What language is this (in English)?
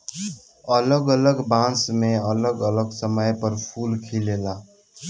Bhojpuri